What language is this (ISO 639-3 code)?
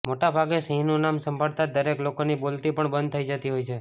guj